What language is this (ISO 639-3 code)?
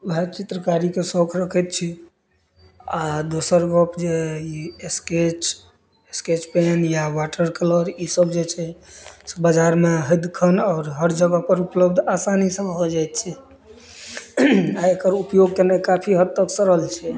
mai